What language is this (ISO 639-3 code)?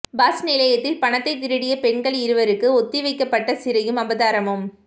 tam